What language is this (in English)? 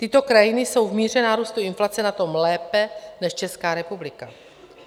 Czech